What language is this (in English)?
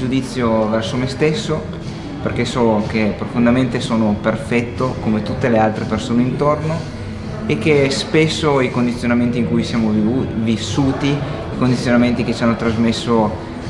Italian